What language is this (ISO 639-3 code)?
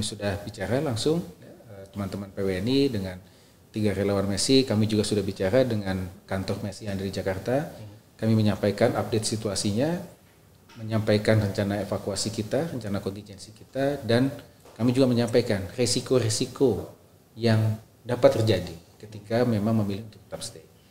ind